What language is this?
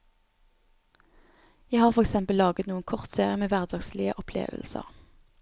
Norwegian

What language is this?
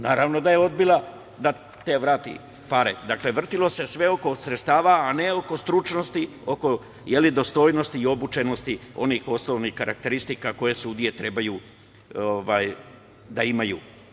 Serbian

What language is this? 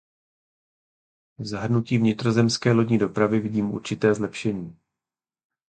Czech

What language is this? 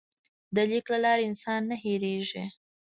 Pashto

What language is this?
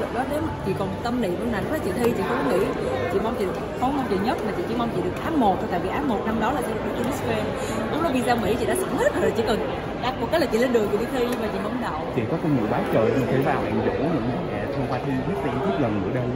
Vietnamese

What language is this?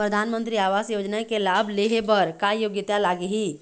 Chhattisgarhi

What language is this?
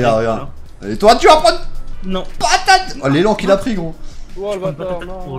French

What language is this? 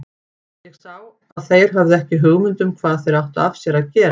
Icelandic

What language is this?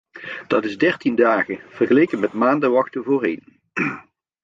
Dutch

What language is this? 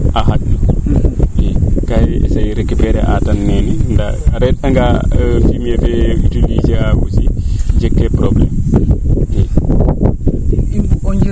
Serer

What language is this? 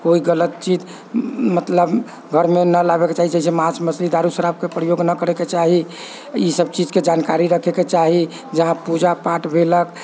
Maithili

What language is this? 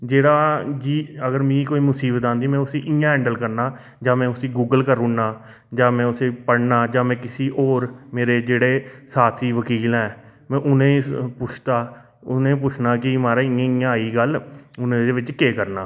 Dogri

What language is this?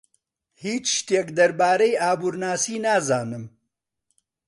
Central Kurdish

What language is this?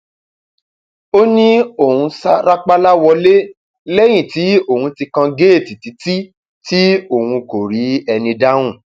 Yoruba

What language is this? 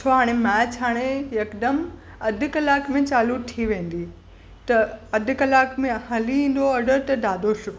Sindhi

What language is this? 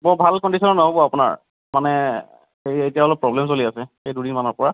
Assamese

